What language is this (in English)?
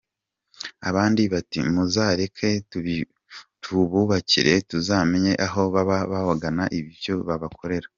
Kinyarwanda